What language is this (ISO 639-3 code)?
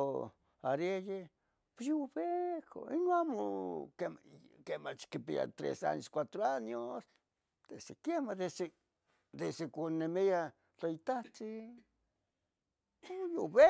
nhg